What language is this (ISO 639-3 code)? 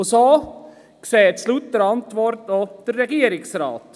gsw